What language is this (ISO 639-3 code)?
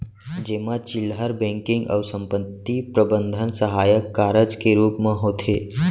hne